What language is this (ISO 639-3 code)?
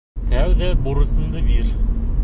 bak